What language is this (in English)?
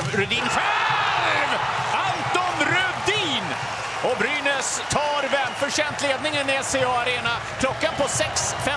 Swedish